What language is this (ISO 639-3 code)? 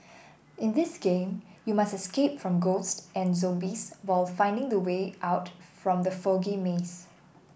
eng